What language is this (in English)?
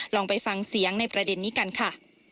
Thai